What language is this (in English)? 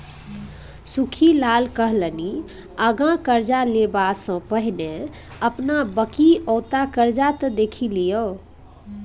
Maithili